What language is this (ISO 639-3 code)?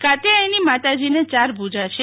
guj